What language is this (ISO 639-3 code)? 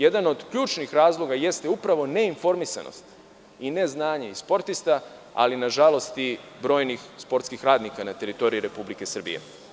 srp